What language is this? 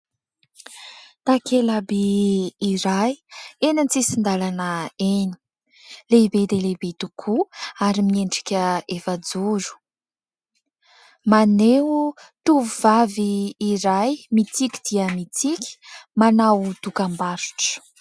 Malagasy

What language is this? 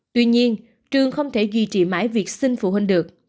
Vietnamese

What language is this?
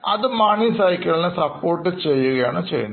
Malayalam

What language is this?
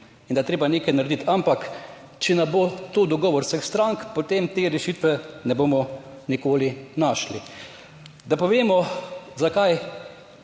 Slovenian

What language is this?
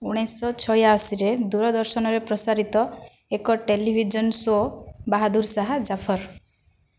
Odia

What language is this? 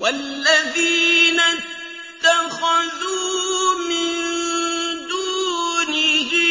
Arabic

